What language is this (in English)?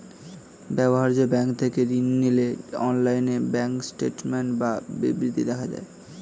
Bangla